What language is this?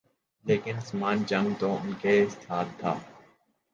Urdu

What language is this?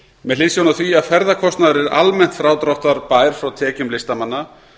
Icelandic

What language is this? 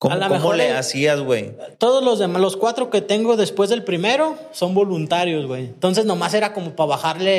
Spanish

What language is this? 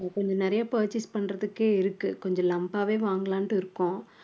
Tamil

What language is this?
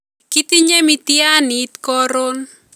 Kalenjin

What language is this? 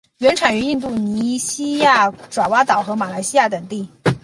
Chinese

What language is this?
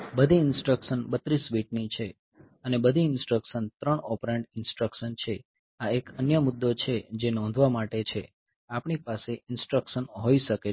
Gujarati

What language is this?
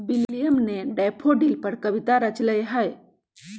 Magahi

